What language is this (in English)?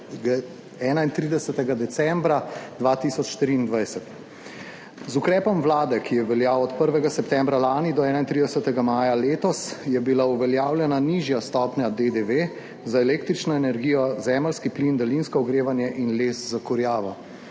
Slovenian